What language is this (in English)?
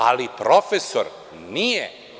Serbian